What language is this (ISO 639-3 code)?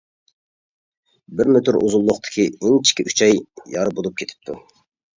uig